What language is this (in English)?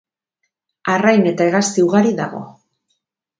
Basque